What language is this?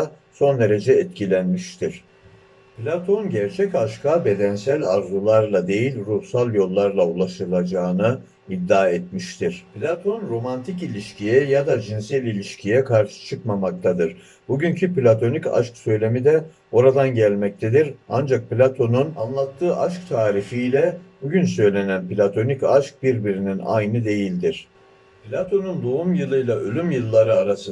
Turkish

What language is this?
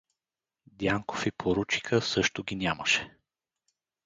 Bulgarian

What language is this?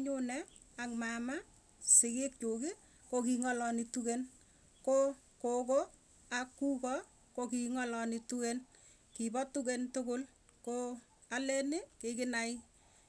Tugen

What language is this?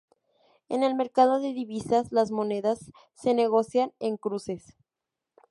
Spanish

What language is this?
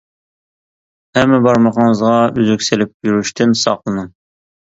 Uyghur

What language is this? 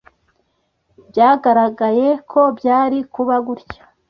Kinyarwanda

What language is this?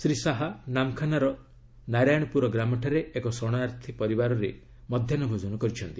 Odia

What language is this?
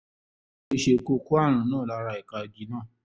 Yoruba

